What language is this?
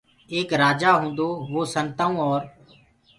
Gurgula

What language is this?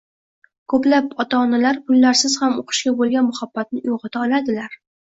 Uzbek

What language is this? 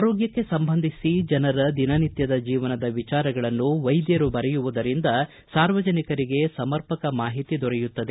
Kannada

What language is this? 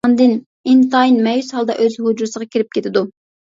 Uyghur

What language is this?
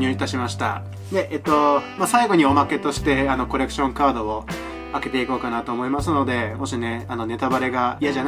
Japanese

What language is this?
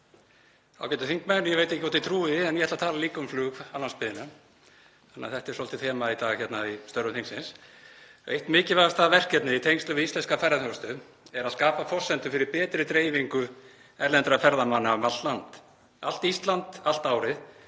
Icelandic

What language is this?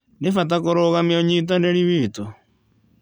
Kikuyu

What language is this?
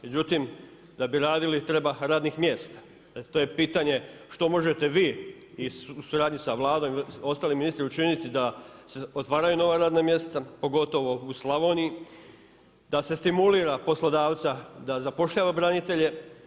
Croatian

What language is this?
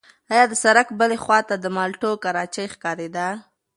Pashto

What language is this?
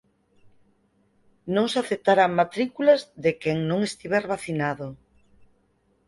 Galician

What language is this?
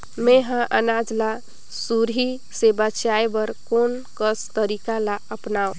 Chhattisgarhi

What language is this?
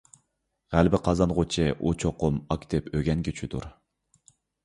Uyghur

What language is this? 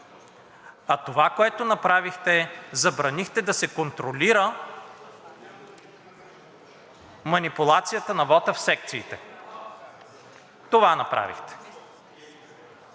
Bulgarian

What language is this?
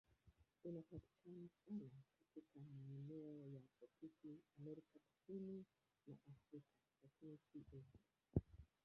Swahili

